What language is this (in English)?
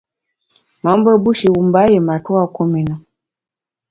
Bamun